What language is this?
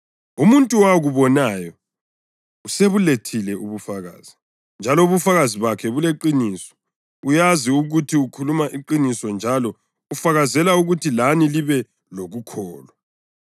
North Ndebele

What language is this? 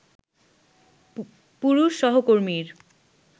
Bangla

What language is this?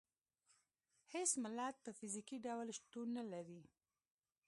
Pashto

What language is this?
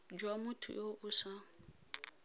Tswana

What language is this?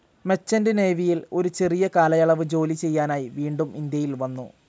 Malayalam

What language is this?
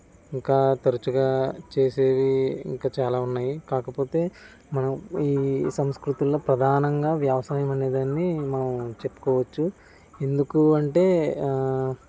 Telugu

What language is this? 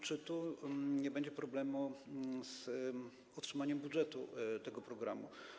Polish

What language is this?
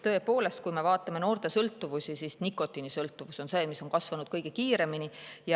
Estonian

